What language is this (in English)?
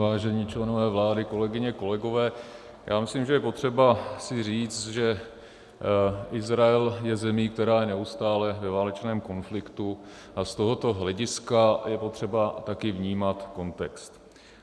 Czech